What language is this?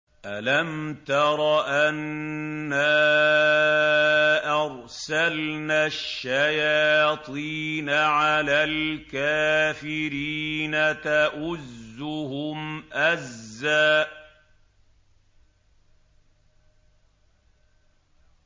Arabic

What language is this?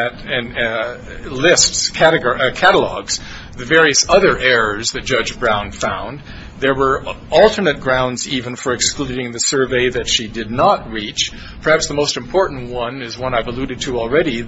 English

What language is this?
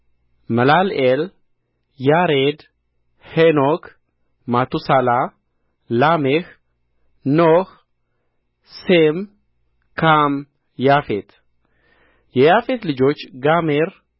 Amharic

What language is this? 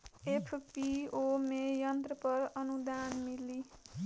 Bhojpuri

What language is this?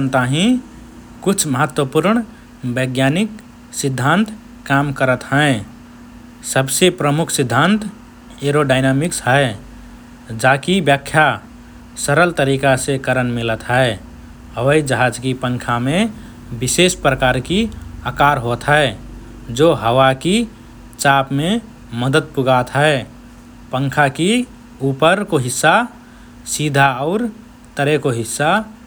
Rana Tharu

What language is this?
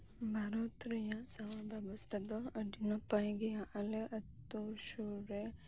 Santali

